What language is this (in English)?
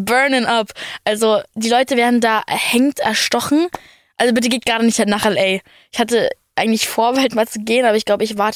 German